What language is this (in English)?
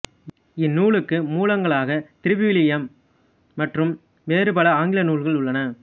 Tamil